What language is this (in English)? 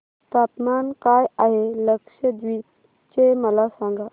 Marathi